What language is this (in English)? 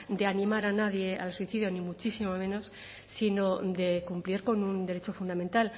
Spanish